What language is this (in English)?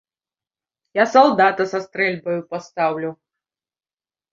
Belarusian